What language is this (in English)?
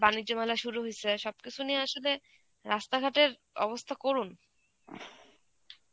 Bangla